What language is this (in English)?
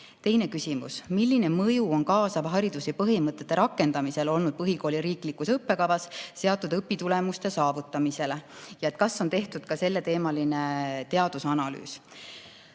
Estonian